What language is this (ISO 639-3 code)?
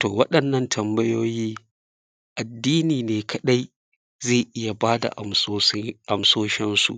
hau